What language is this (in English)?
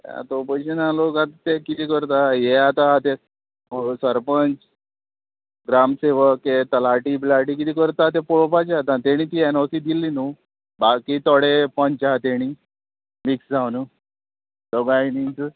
Konkani